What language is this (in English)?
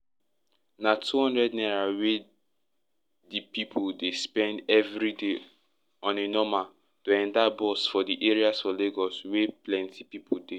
Nigerian Pidgin